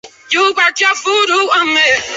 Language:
Chinese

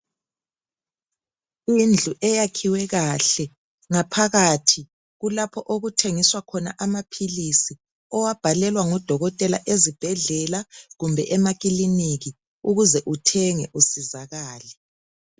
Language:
North Ndebele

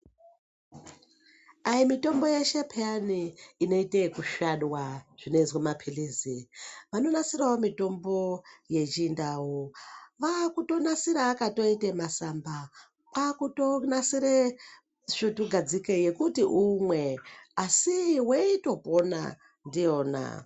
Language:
Ndau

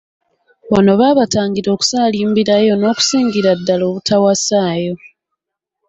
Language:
Ganda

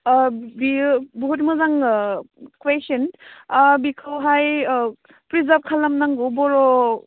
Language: Bodo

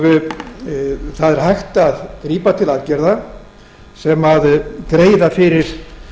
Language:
Icelandic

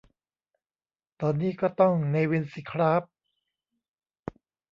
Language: Thai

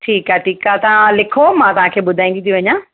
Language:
Sindhi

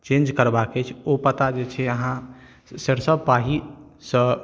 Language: Maithili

